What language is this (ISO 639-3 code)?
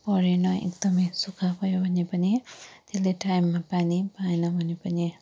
nep